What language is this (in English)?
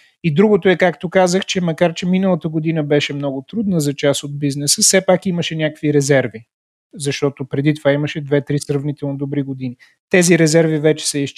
Bulgarian